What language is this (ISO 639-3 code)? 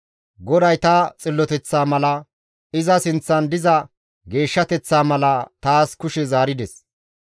gmv